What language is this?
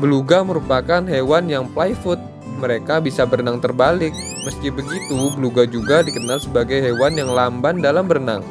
Indonesian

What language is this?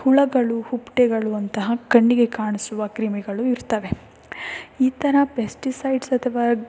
Kannada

